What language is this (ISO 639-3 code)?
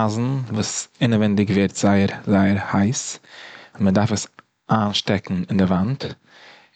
yid